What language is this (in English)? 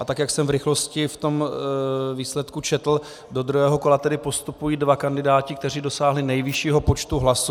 Czech